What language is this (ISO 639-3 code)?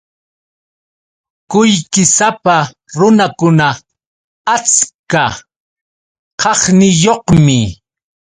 qux